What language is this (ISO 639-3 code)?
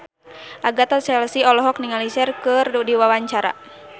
sun